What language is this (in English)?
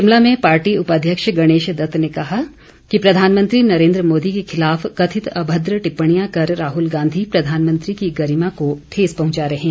Hindi